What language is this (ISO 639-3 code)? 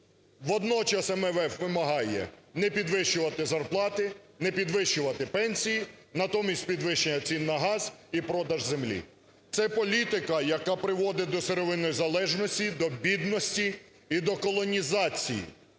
ukr